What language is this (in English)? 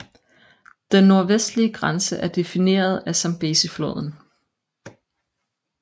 Danish